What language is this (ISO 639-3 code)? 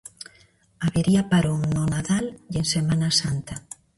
glg